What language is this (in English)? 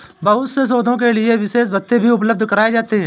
Hindi